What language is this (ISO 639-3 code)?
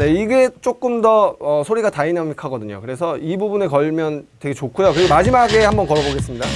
kor